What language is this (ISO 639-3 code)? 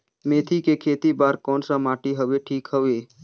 hne